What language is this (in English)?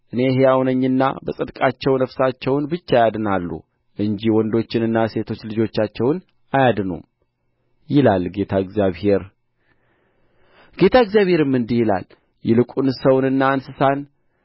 Amharic